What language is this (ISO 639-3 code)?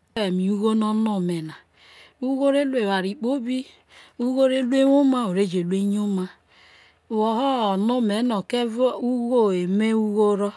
iso